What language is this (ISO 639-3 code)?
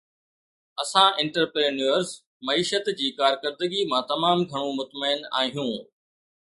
snd